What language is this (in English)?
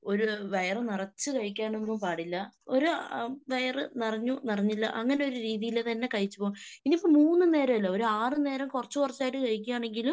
Malayalam